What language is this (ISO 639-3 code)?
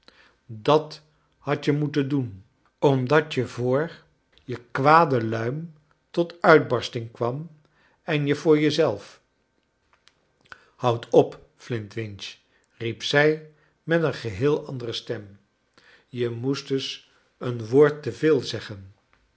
nld